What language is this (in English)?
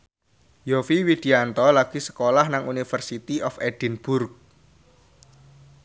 Javanese